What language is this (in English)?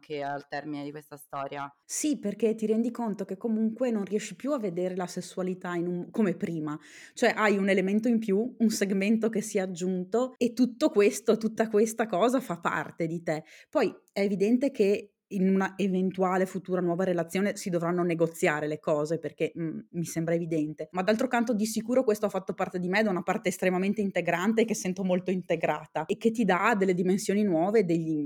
Italian